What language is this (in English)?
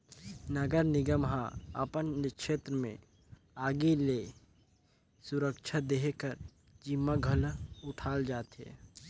Chhattisgarhi